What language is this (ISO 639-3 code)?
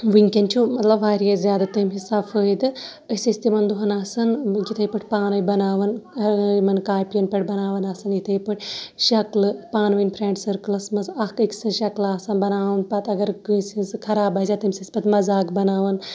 kas